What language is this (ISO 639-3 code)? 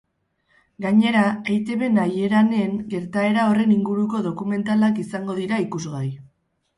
eus